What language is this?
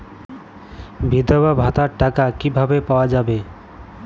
Bangla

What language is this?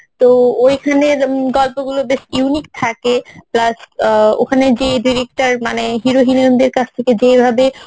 Bangla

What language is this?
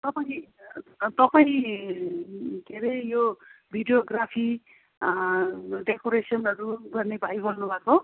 Nepali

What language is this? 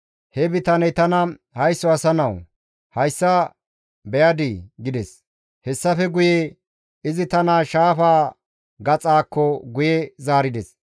Gamo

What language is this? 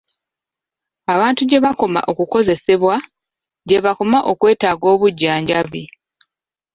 Ganda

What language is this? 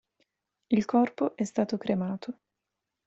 Italian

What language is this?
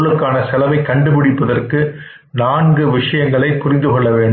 Tamil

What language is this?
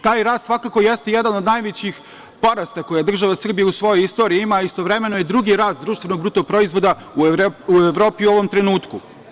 Serbian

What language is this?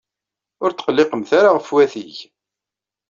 Kabyle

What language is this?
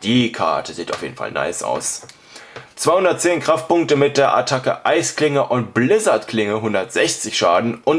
German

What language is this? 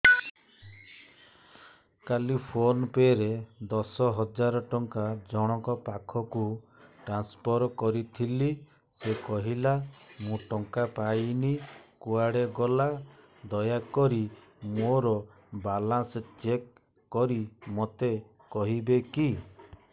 Odia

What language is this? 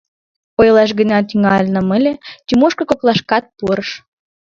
Mari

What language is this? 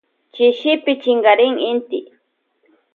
Loja Highland Quichua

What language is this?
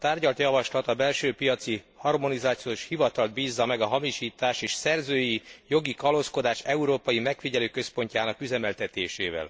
Hungarian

